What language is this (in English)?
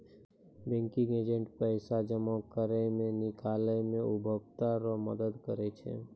Maithili